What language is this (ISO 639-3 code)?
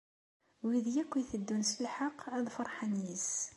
kab